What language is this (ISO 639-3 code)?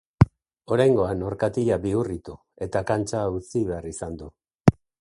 eus